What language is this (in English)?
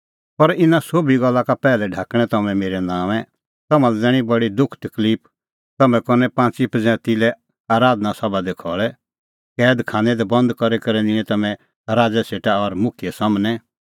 Kullu Pahari